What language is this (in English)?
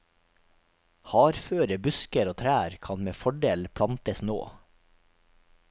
Norwegian